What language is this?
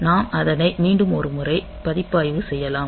Tamil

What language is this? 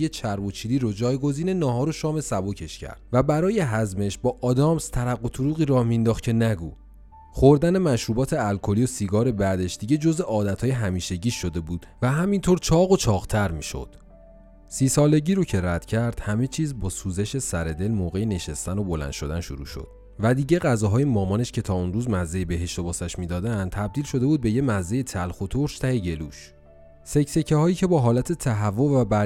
Persian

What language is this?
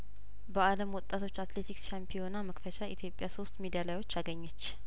Amharic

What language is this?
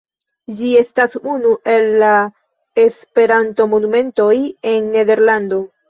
Esperanto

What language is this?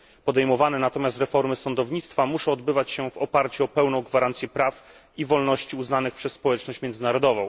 Polish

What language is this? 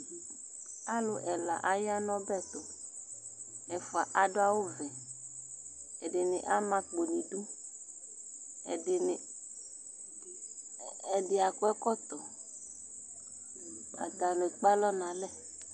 Ikposo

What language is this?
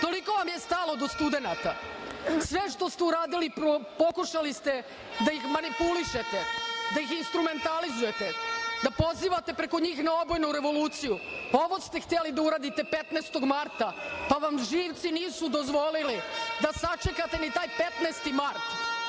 Serbian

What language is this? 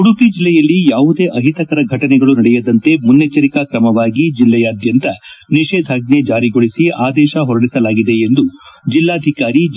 Kannada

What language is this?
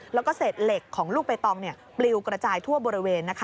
Thai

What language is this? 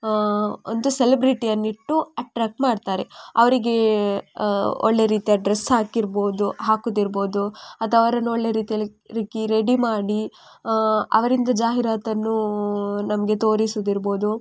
Kannada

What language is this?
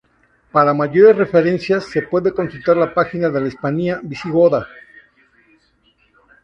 Spanish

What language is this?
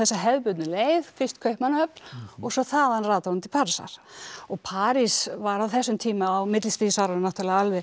Icelandic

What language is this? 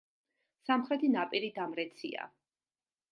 Georgian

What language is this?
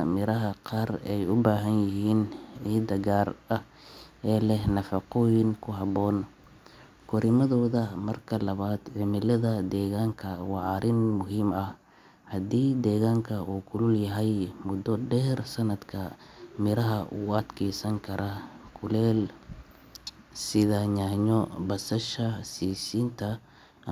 Somali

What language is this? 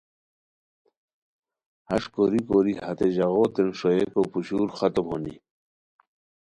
Khowar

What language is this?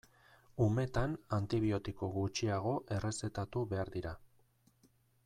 Basque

